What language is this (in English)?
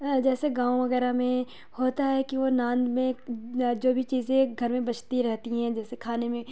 Urdu